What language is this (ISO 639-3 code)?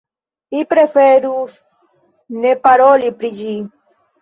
epo